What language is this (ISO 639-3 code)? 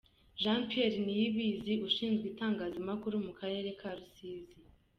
kin